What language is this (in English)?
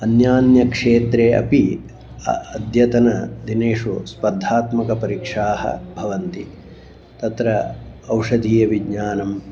Sanskrit